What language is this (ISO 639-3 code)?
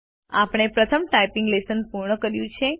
guj